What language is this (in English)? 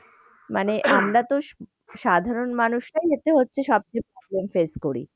Bangla